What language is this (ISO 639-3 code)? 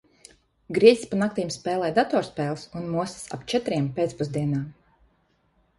lav